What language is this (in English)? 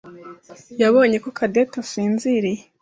Kinyarwanda